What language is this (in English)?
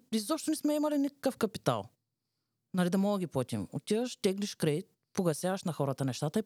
Bulgarian